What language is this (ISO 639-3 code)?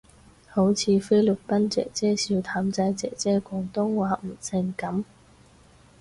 yue